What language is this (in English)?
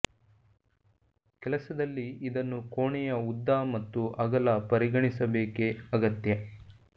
Kannada